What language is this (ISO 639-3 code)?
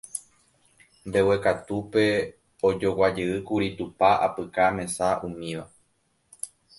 grn